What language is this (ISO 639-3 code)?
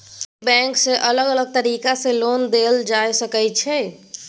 mai